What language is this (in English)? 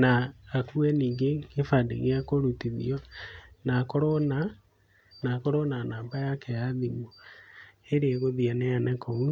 Kikuyu